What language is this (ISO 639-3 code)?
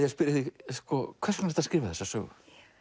isl